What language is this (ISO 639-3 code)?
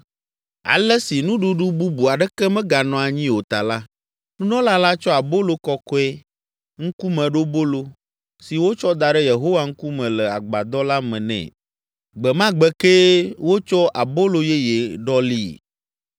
ewe